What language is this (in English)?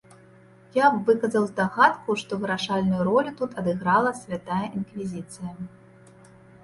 Belarusian